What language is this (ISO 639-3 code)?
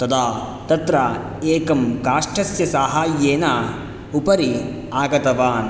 san